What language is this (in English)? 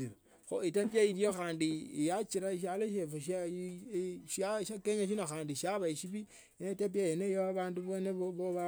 Tsotso